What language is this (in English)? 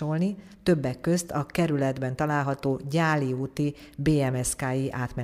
Hungarian